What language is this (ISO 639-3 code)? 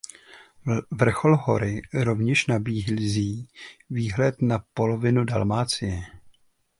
ces